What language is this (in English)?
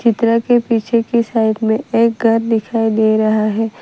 Hindi